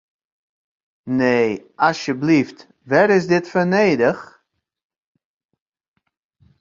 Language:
Western Frisian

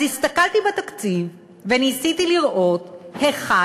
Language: Hebrew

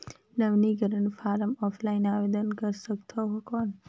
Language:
Chhattisgarhi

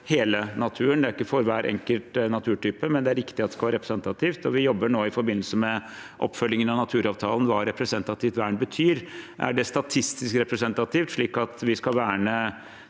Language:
Norwegian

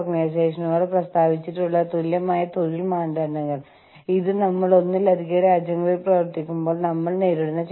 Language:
Malayalam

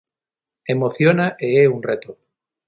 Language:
Galician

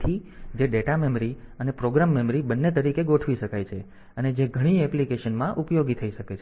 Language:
Gujarati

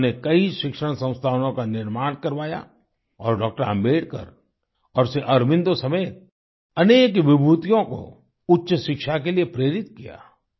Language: Hindi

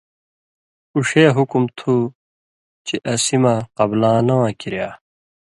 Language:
Indus Kohistani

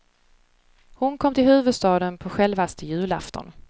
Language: Swedish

